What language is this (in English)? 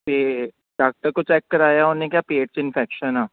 Punjabi